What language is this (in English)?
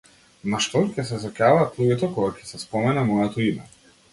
Macedonian